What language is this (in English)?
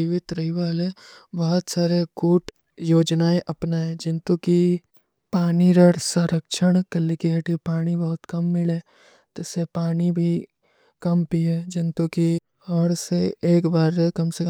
Kui (India)